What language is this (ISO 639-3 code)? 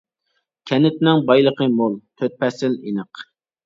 uig